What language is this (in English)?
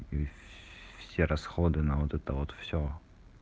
Russian